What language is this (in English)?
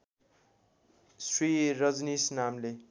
Nepali